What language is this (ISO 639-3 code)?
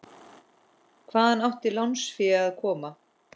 isl